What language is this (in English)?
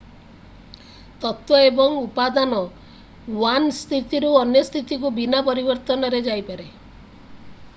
Odia